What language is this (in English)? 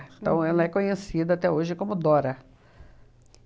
Portuguese